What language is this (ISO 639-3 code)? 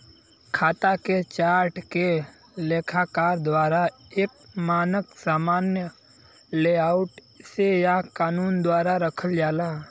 bho